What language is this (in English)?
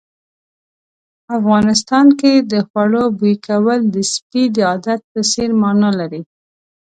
Pashto